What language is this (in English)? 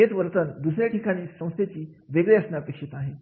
Marathi